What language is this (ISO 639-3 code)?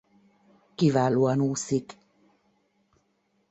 hun